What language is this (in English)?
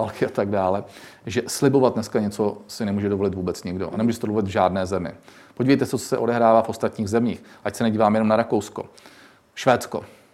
Czech